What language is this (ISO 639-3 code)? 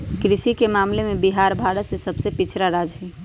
mag